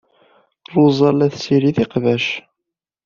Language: Kabyle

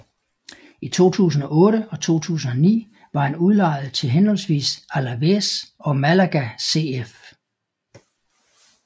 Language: Danish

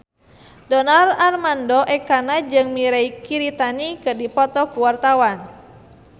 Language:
Sundanese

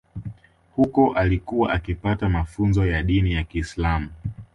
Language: Swahili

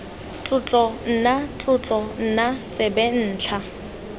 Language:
Tswana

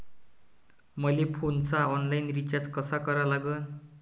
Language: Marathi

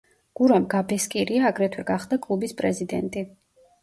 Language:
Georgian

